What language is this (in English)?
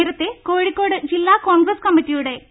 Malayalam